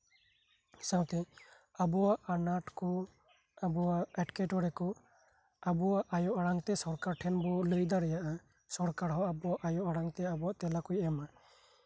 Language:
Santali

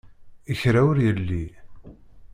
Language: Kabyle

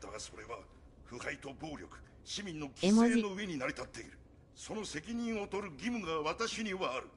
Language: Japanese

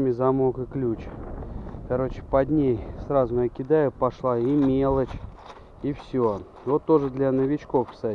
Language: Russian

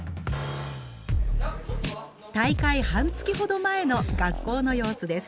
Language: Japanese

